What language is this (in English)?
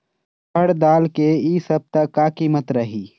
Chhattisgarhi